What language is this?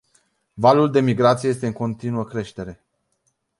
Romanian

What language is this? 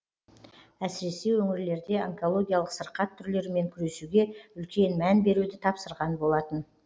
Kazakh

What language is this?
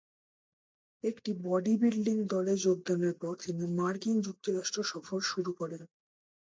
Bangla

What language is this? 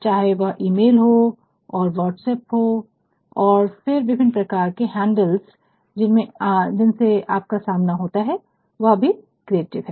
Hindi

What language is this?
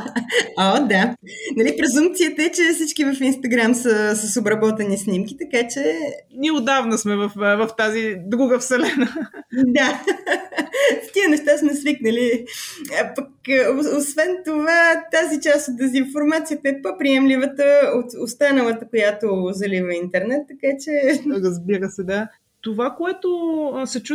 Bulgarian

